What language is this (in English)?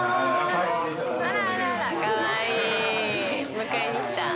Japanese